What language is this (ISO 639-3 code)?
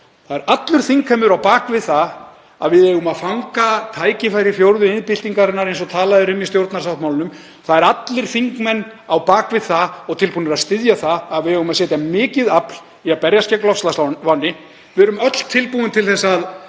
isl